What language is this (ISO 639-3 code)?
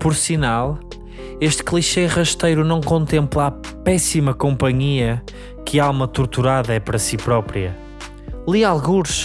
por